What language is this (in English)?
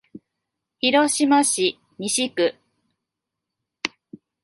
Japanese